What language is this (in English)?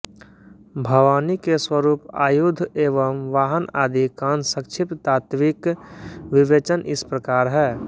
Hindi